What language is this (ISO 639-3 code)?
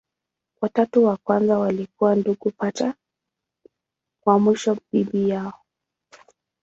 swa